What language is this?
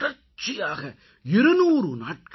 Tamil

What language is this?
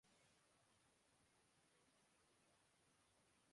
Urdu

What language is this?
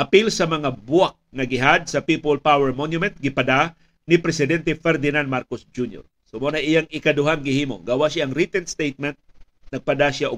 Filipino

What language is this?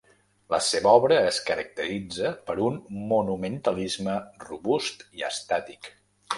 Catalan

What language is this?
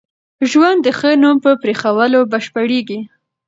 Pashto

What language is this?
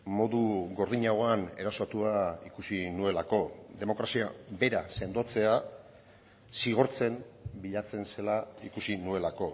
Basque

